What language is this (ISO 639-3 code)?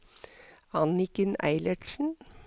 nor